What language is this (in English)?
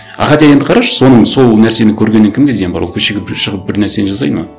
Kazakh